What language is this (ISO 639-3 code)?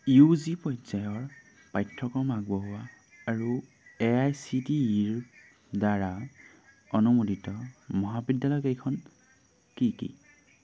asm